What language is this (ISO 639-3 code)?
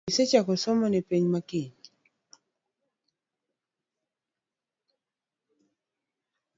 luo